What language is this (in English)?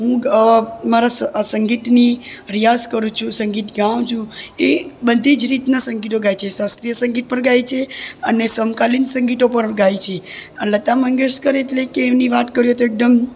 Gujarati